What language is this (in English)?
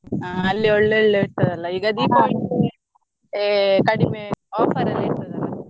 Kannada